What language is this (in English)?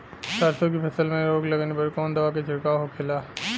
Bhojpuri